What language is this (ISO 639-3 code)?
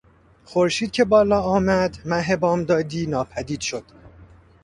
fas